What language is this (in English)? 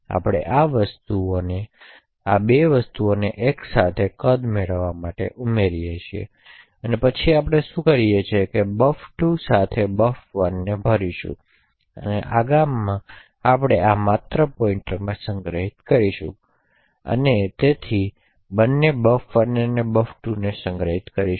Gujarati